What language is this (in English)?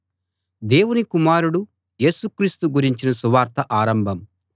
Telugu